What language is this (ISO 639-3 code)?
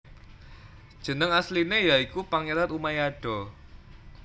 jav